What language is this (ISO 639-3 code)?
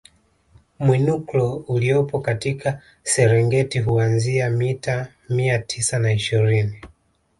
swa